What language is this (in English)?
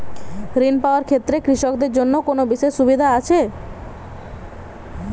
Bangla